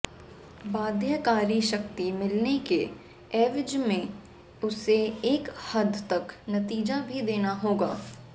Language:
Hindi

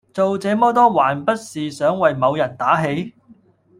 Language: Cantonese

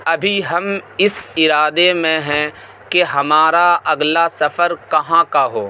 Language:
Urdu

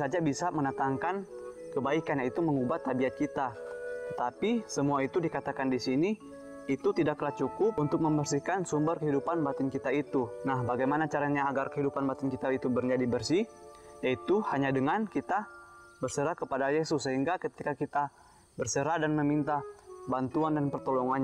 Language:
Indonesian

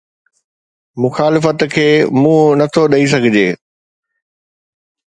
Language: Sindhi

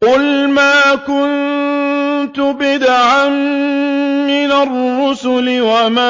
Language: Arabic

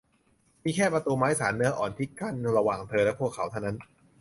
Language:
Thai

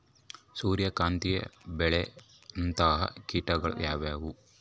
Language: Kannada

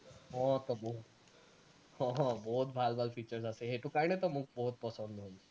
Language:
Assamese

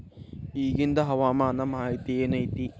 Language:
Kannada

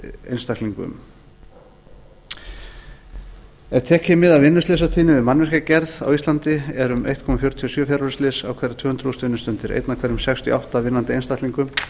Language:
Icelandic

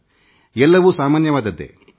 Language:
Kannada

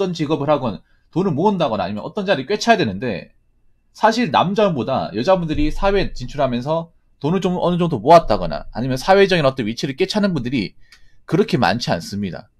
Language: Korean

